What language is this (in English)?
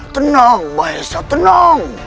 Indonesian